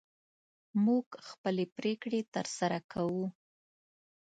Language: Pashto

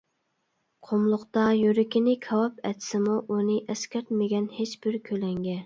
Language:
Uyghur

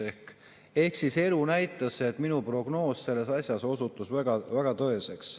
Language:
Estonian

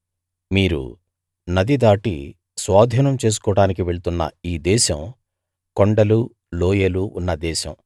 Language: Telugu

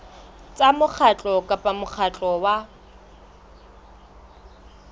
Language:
Southern Sotho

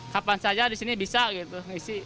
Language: Indonesian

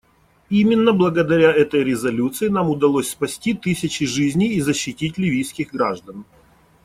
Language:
Russian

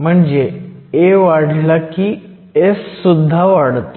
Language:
Marathi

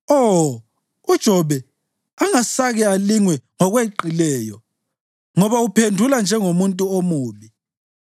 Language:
North Ndebele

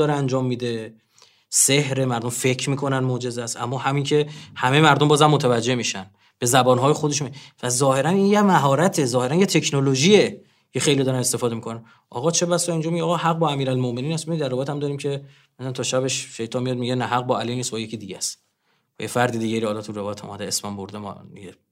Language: Persian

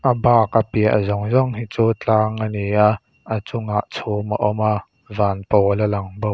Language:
Mizo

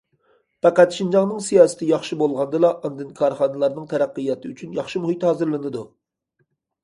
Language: Uyghur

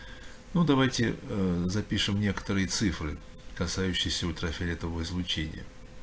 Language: Russian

